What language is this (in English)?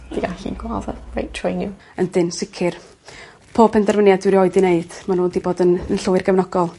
Welsh